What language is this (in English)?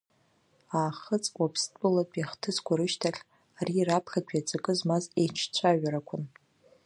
Abkhazian